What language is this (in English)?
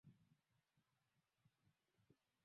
Swahili